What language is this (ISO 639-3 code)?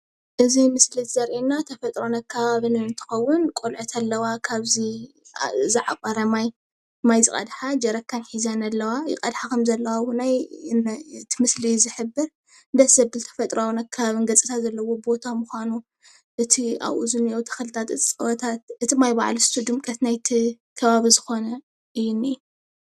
tir